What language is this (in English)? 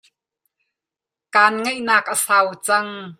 Hakha Chin